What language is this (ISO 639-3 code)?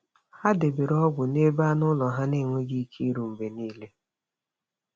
ibo